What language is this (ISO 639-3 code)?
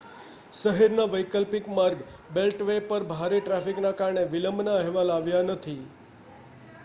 guj